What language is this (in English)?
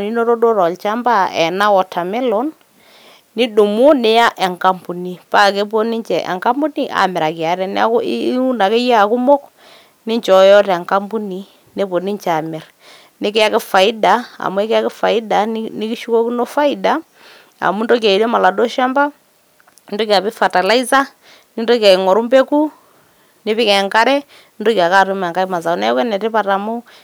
Masai